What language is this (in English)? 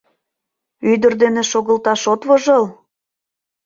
Mari